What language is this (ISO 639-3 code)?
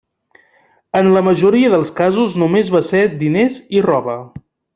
cat